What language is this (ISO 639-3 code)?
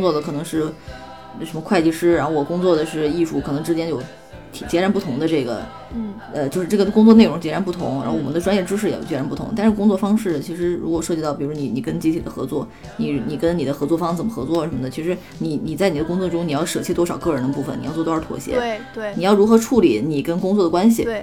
zho